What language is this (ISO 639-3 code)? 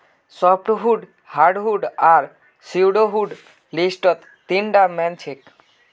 mag